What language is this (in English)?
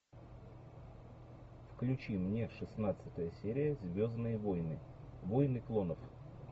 Russian